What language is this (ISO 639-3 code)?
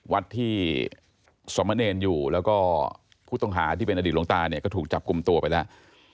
tha